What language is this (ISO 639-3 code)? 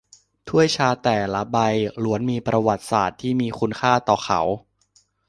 tha